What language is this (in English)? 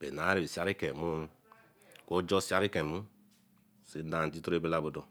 Eleme